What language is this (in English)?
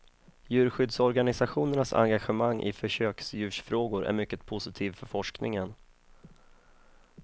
Swedish